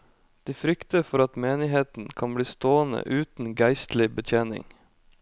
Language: Norwegian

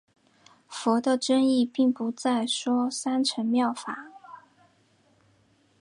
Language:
Chinese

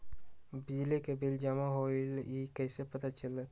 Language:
Magahi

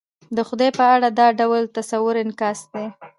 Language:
Pashto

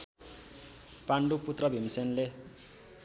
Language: Nepali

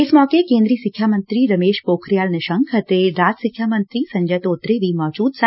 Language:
Punjabi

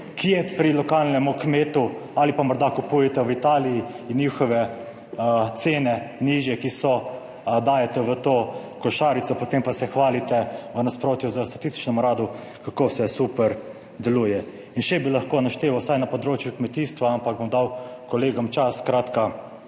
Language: Slovenian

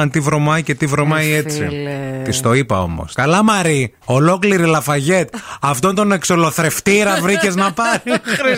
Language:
Greek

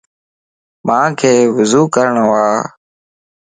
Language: Lasi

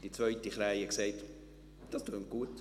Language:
Swiss German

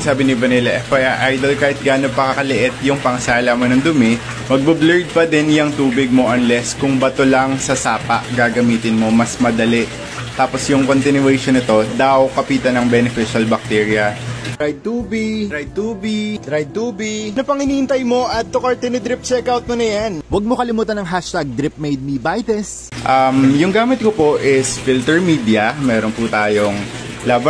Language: Filipino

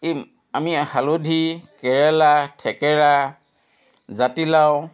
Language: Assamese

